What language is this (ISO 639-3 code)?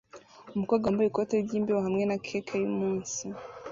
kin